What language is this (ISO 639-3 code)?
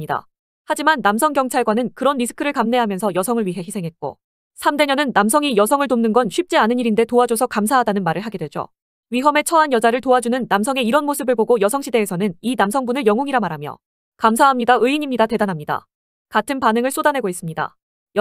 kor